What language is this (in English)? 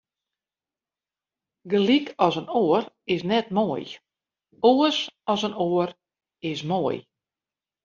Western Frisian